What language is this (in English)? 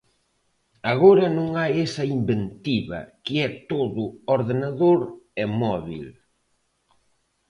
Galician